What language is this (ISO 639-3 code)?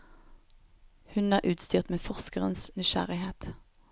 nor